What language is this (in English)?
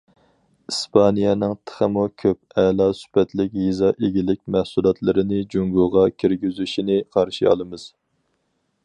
Uyghur